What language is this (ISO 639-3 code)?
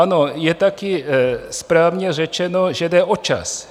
ces